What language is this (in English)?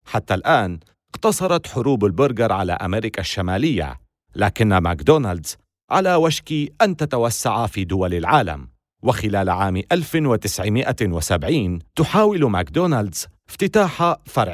Arabic